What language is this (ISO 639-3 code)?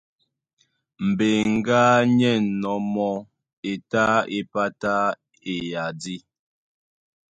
dua